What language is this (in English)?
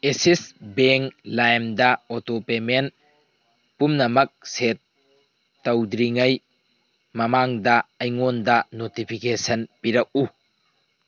Manipuri